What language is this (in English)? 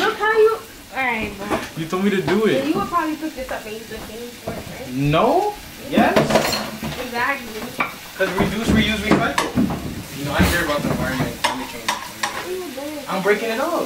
English